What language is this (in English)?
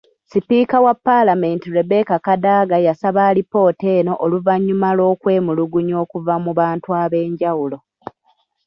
Ganda